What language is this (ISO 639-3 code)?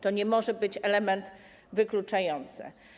pol